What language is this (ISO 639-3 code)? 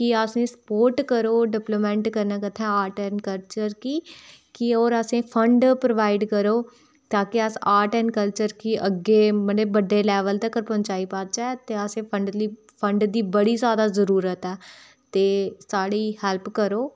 doi